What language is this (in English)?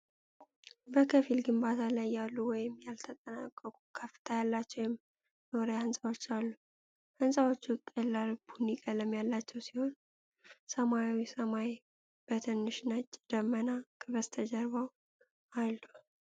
Amharic